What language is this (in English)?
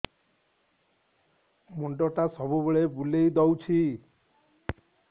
Odia